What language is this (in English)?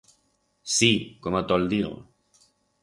Aragonese